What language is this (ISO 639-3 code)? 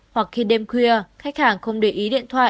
vie